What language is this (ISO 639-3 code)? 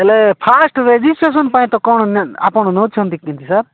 ori